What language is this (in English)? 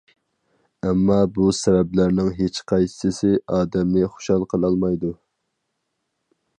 Uyghur